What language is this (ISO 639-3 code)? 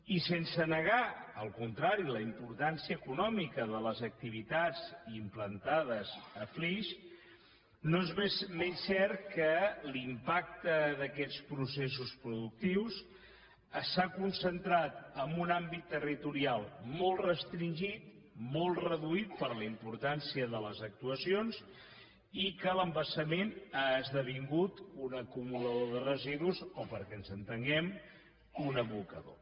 cat